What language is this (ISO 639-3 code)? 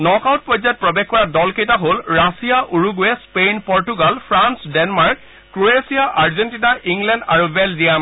asm